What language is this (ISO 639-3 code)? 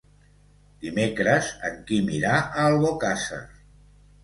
cat